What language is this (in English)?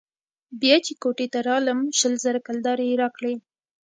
Pashto